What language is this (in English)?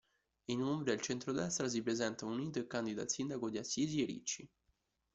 Italian